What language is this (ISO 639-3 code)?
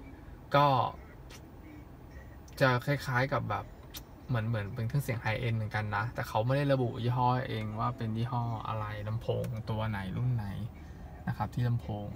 tha